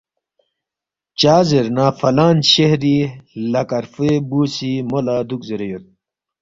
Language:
Balti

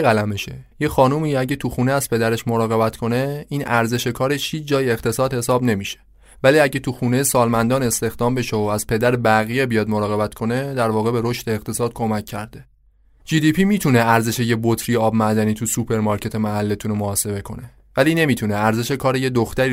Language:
Persian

